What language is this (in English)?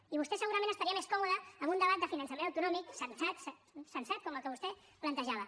Catalan